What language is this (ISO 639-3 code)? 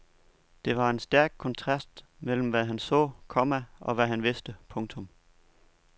dan